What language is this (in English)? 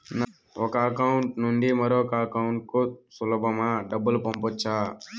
Telugu